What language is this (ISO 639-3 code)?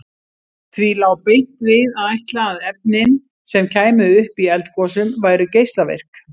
isl